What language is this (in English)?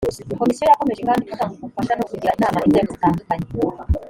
Kinyarwanda